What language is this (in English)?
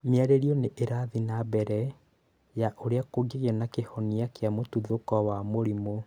Kikuyu